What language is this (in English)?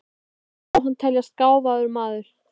Icelandic